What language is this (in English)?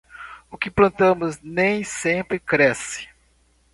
Portuguese